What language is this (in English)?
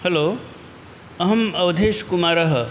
Sanskrit